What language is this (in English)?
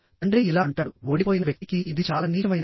Telugu